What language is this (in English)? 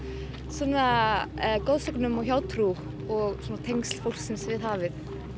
Icelandic